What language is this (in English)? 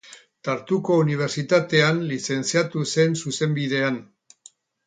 Basque